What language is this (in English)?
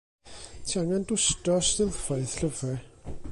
Welsh